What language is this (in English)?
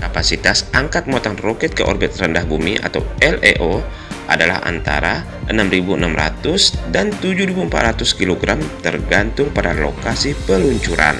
Indonesian